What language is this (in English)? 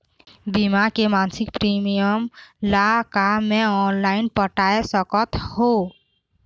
Chhattisgarhi